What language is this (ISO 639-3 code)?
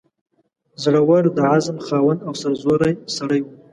pus